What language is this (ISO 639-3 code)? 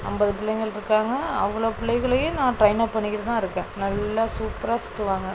tam